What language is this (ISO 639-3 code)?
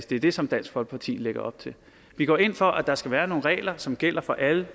dan